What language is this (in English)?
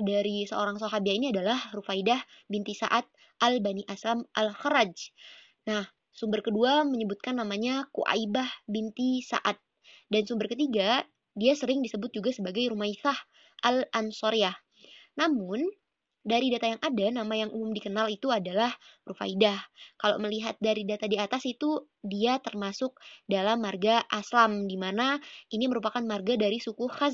Indonesian